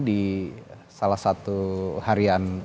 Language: Indonesian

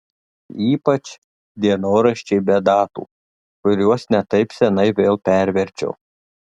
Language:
Lithuanian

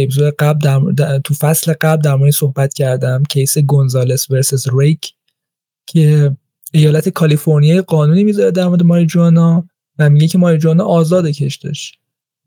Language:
Persian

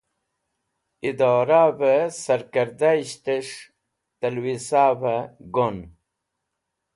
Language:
Wakhi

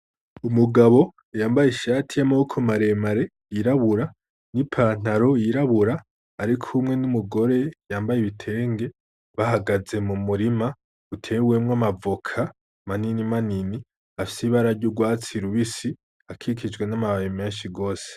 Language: Rundi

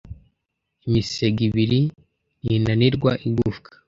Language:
Kinyarwanda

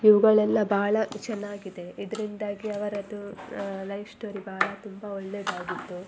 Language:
Kannada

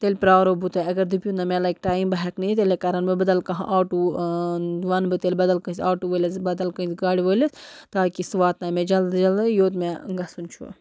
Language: Kashmiri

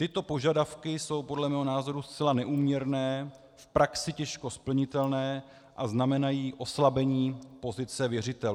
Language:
Czech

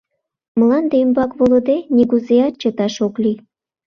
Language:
Mari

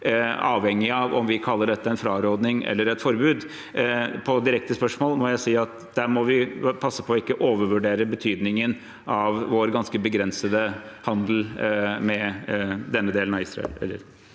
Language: Norwegian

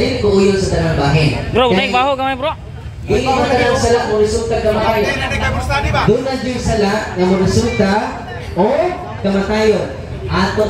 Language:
Filipino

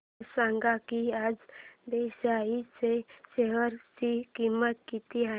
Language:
Marathi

